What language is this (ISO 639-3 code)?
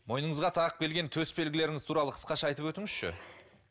kaz